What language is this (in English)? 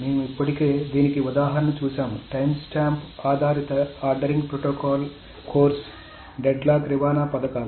Telugu